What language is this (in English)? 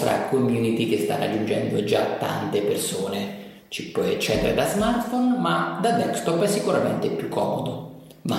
Italian